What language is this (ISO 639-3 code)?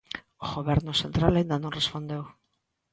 glg